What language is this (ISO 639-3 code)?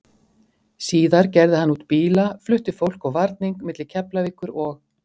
isl